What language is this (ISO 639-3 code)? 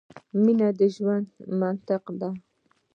pus